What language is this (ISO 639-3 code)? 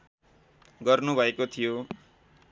nep